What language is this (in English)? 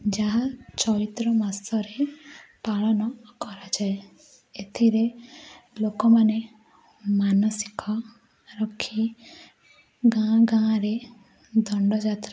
Odia